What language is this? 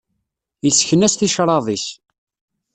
Kabyle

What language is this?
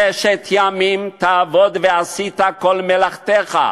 Hebrew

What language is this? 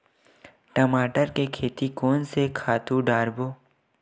Chhattisgarhi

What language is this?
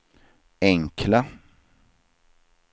Swedish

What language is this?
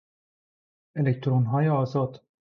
Persian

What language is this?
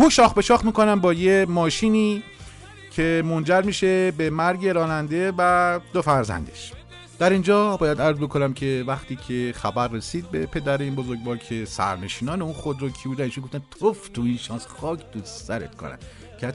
Persian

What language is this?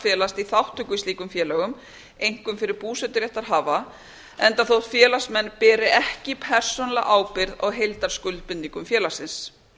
Icelandic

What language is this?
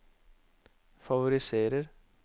Norwegian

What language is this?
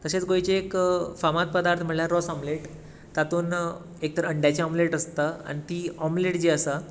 Konkani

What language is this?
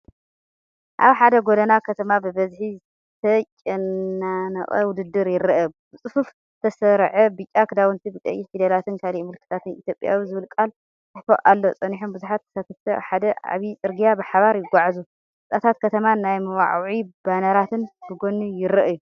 Tigrinya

